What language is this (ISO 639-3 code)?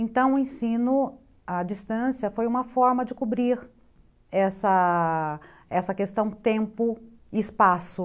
por